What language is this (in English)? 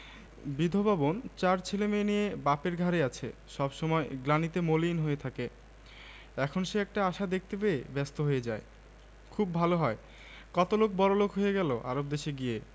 Bangla